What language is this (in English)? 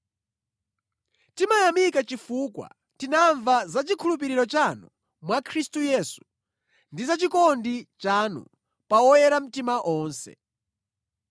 Nyanja